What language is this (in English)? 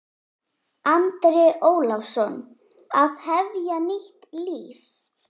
Icelandic